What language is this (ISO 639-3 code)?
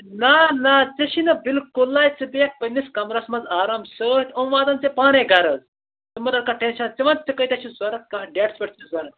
kas